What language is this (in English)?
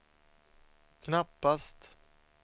Swedish